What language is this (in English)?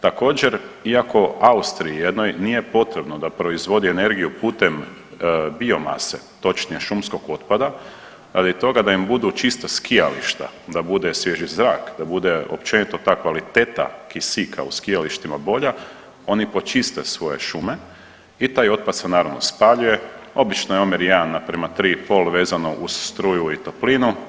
Croatian